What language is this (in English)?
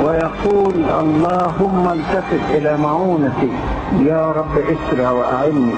Arabic